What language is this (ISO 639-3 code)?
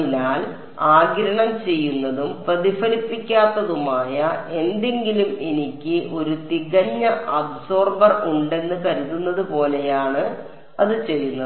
mal